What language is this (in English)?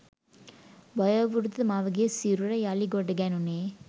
Sinhala